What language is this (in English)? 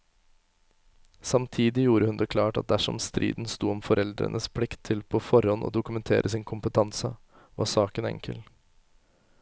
Norwegian